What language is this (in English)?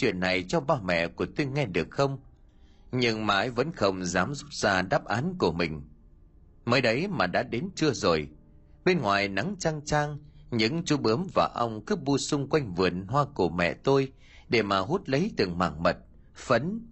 Vietnamese